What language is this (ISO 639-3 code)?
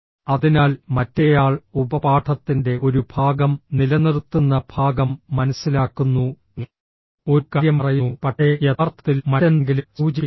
mal